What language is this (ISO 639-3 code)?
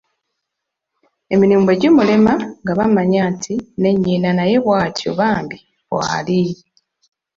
lug